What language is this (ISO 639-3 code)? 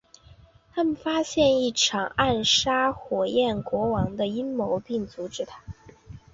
zho